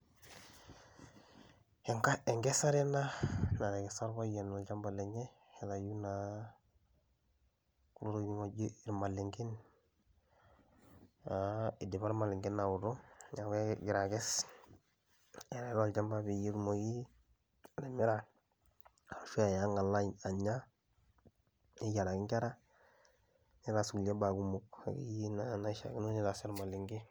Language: Masai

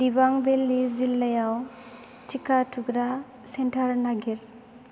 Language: Bodo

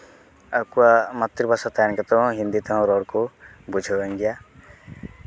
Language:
Santali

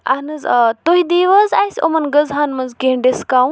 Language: Kashmiri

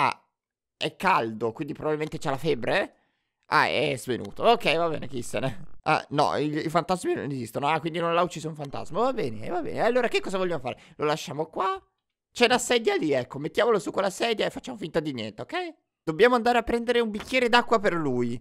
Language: Italian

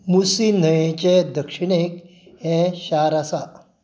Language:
Konkani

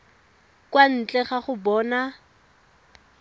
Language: Tswana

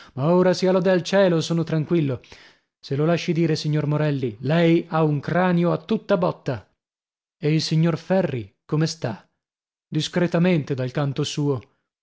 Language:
Italian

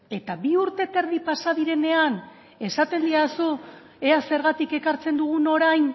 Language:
Basque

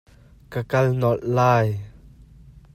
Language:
Hakha Chin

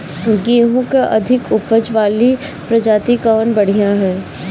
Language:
Bhojpuri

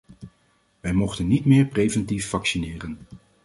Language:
Dutch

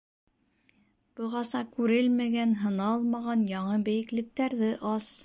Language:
Bashkir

